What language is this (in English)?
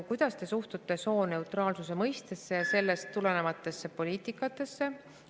Estonian